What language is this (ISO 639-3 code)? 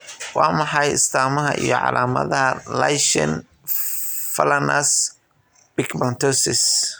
som